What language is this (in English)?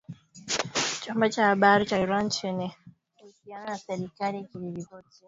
Swahili